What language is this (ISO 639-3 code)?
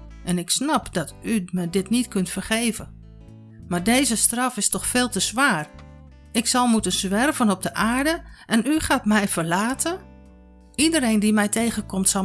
nld